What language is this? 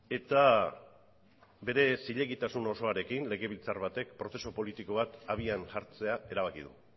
Basque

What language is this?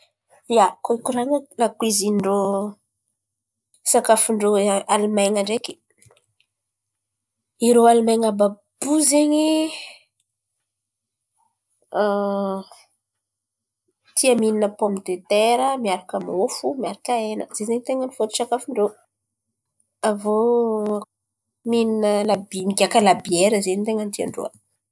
Antankarana Malagasy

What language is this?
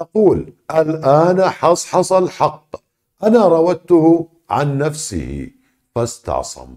Arabic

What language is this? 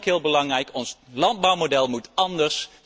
Dutch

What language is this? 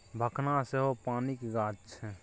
Maithili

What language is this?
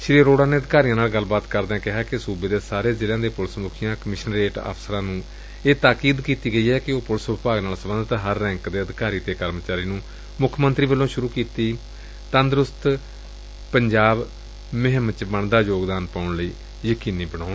Punjabi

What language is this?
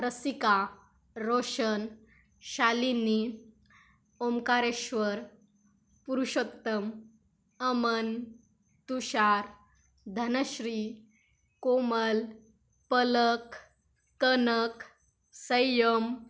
Marathi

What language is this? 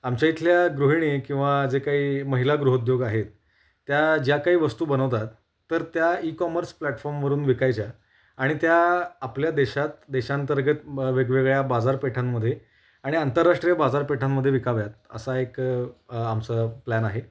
Marathi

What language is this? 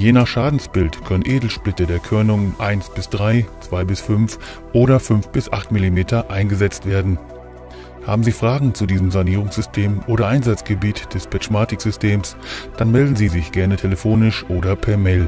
German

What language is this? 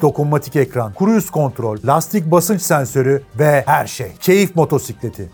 Turkish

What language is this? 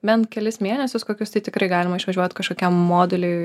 Lithuanian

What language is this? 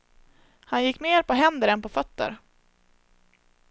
Swedish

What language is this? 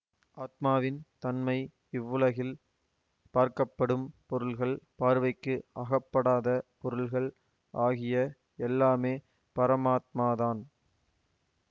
Tamil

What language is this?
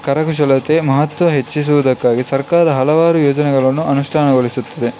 Kannada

